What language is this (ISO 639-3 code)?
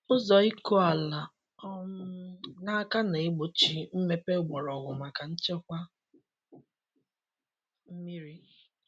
ibo